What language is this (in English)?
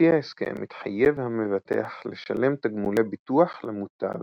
Hebrew